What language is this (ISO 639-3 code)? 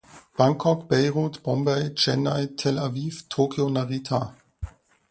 deu